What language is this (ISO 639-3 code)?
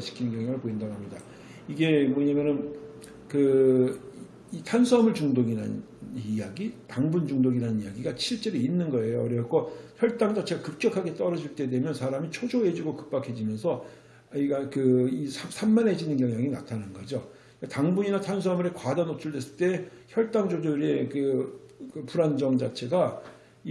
kor